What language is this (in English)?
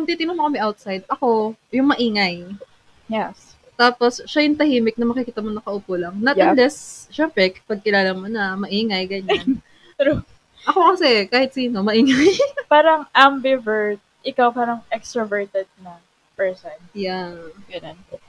Filipino